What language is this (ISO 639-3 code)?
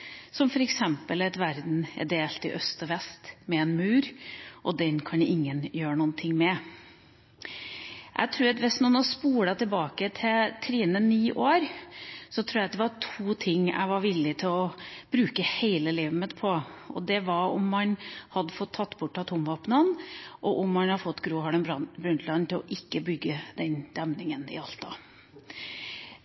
nob